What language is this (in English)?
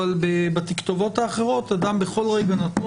Hebrew